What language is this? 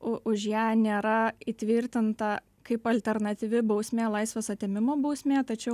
Lithuanian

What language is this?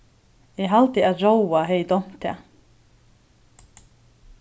Faroese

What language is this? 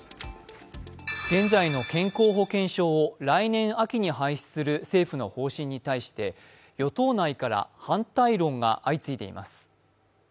Japanese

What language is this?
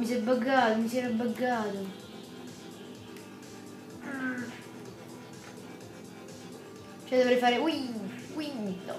Italian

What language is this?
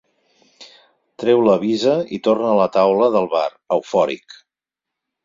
Catalan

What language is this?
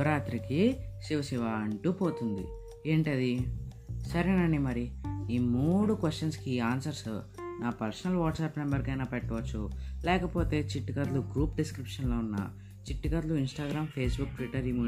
Telugu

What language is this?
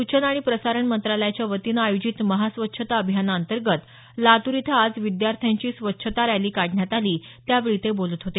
Marathi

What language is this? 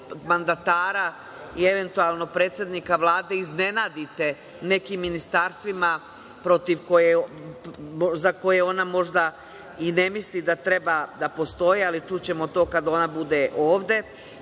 Serbian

